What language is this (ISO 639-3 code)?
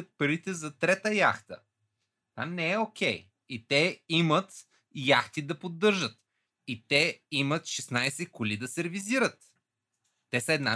bul